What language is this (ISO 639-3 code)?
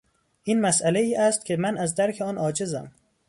fas